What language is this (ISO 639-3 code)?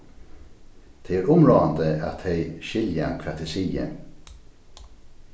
fao